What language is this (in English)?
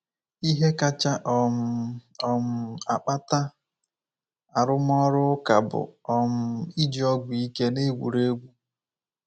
Igbo